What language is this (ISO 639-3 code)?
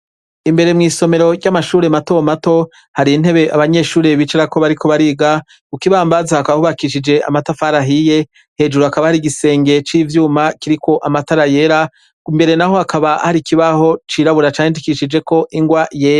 run